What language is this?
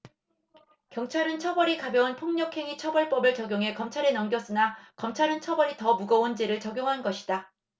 Korean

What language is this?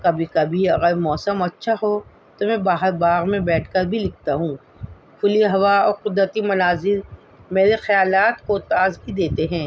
Urdu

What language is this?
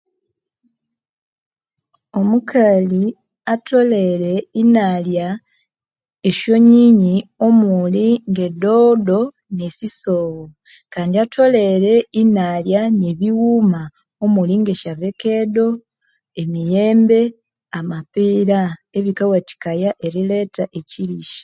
Konzo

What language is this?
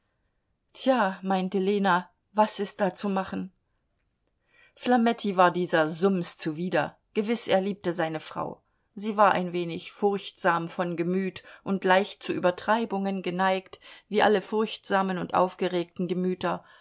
German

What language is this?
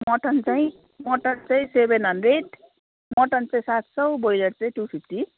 Nepali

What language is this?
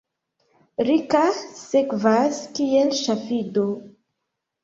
Esperanto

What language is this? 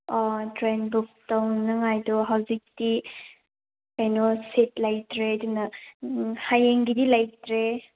Manipuri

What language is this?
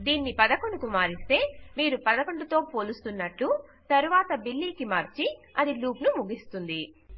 Telugu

